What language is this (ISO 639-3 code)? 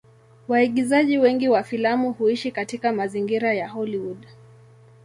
swa